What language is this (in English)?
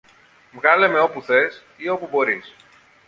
Greek